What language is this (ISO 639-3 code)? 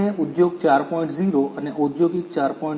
guj